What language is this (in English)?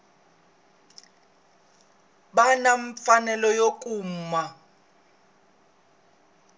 Tsonga